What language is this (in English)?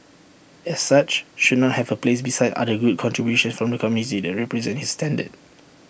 English